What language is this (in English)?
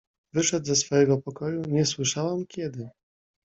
Polish